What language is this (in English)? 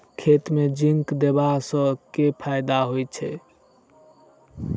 Maithili